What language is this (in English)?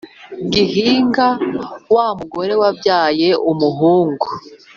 Kinyarwanda